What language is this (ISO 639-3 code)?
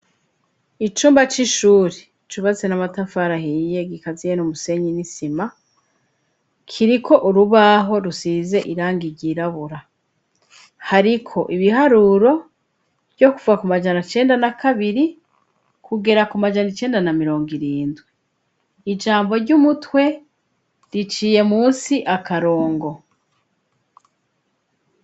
run